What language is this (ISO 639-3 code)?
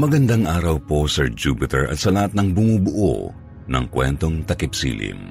fil